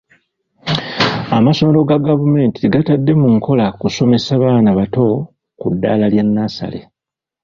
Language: Ganda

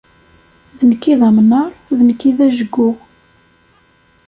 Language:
Kabyle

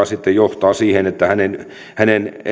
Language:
Finnish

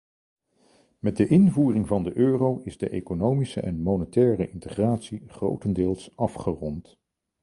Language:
Dutch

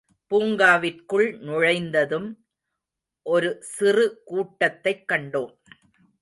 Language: Tamil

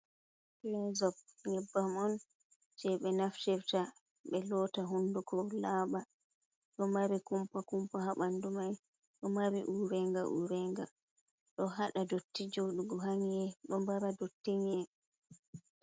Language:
Fula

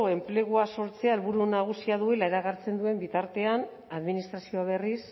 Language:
Basque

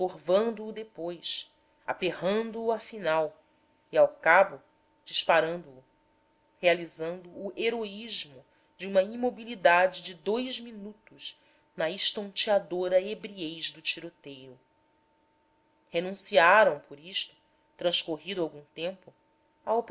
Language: Portuguese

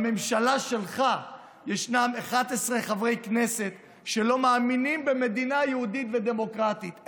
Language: Hebrew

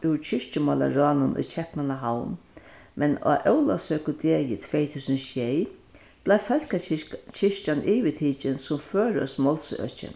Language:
Faroese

